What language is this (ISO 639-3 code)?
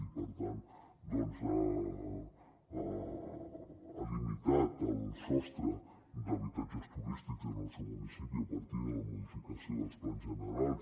cat